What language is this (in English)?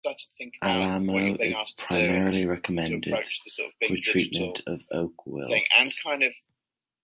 English